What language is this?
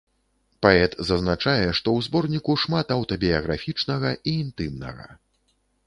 Belarusian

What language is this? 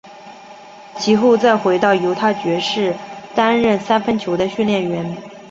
Chinese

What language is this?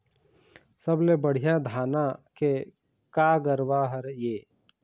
Chhattisgarhi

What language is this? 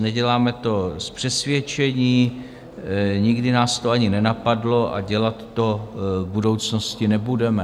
Czech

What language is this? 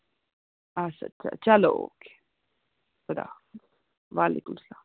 Kashmiri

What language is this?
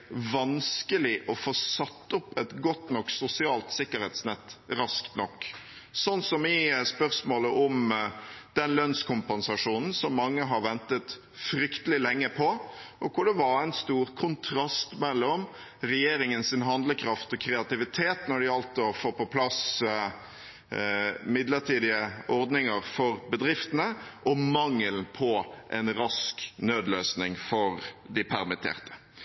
Norwegian Bokmål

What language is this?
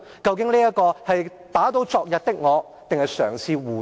Cantonese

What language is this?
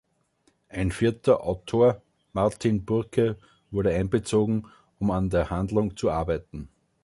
German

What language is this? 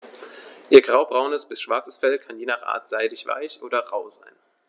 German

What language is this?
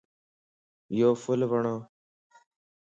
Lasi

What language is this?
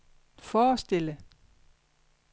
Danish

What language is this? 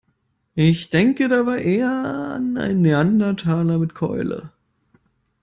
German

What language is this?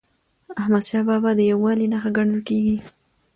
Pashto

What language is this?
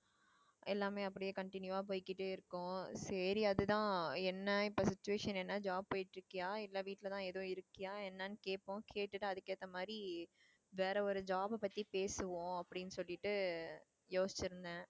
Tamil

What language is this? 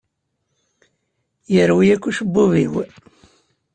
Kabyle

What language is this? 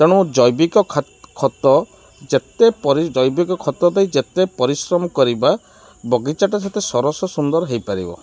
Odia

